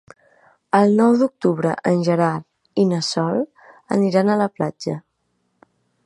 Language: Catalan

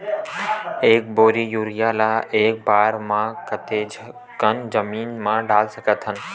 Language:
Chhattisgarhi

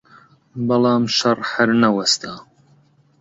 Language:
Central Kurdish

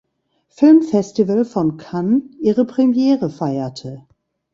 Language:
German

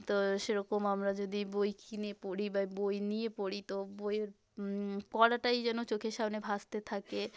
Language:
Bangla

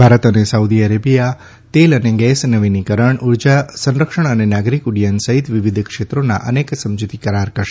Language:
Gujarati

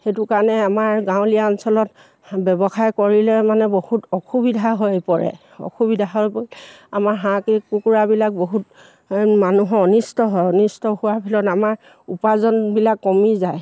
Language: Assamese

